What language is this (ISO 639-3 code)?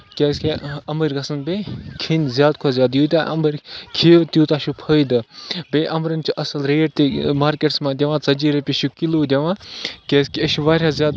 kas